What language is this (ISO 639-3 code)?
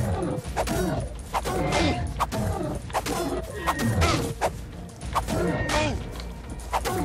tur